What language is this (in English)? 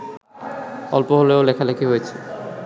Bangla